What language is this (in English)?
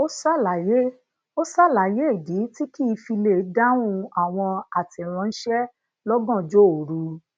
Yoruba